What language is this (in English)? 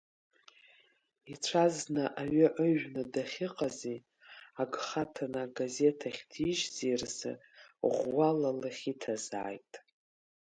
Abkhazian